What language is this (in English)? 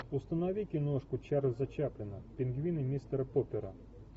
Russian